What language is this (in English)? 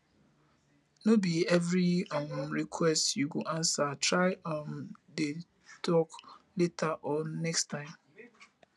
Nigerian Pidgin